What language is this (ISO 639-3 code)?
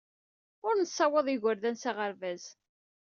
kab